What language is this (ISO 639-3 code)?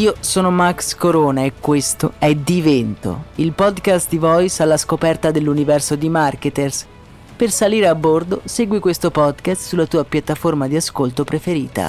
ita